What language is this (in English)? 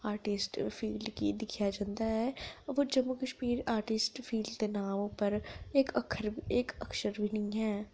Dogri